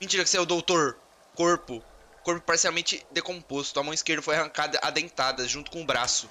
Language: Portuguese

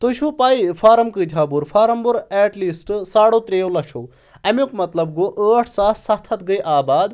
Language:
Kashmiri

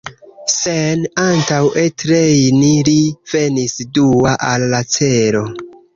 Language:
Esperanto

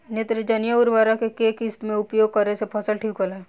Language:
Bhojpuri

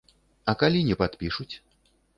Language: Belarusian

